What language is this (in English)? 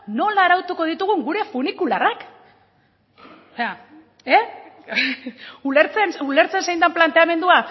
Basque